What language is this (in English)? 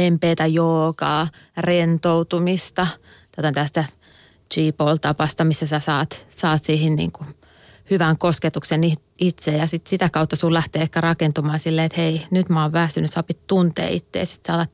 Finnish